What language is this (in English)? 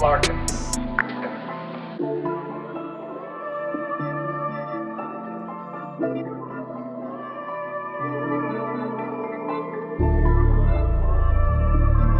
English